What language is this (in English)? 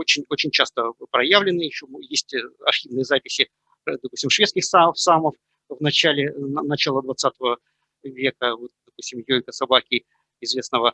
Russian